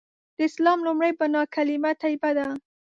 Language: Pashto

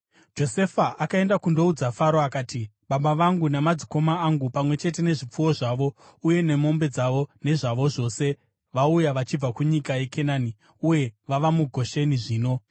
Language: Shona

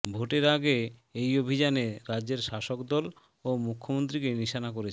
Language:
Bangla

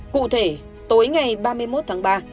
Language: Vietnamese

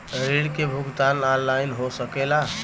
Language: Bhojpuri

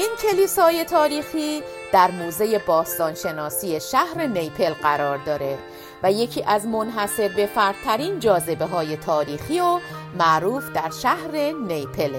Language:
Persian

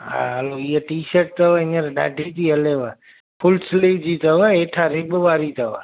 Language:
Sindhi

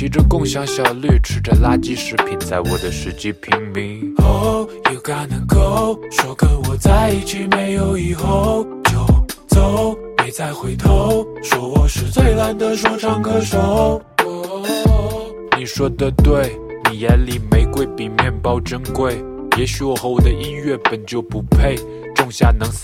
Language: Chinese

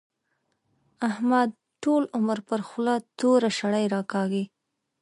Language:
Pashto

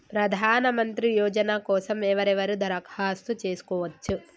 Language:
Telugu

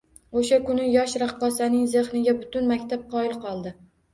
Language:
Uzbek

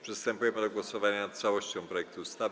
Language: Polish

